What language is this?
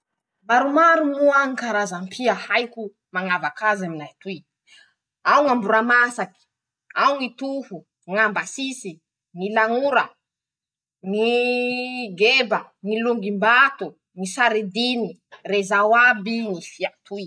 Masikoro Malagasy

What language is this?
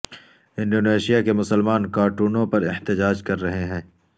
Urdu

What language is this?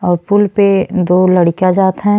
Bhojpuri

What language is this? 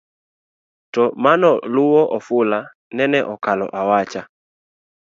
Luo (Kenya and Tanzania)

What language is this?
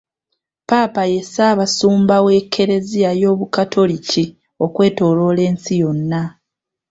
Ganda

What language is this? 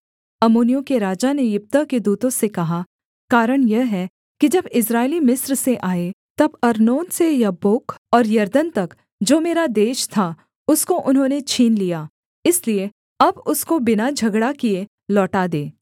Hindi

